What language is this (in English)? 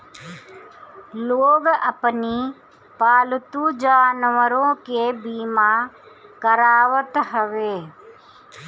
Bhojpuri